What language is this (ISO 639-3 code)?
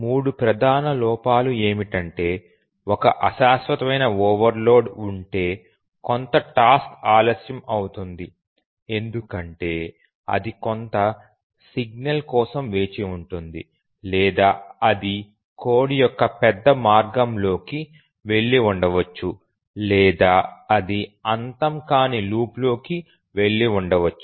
tel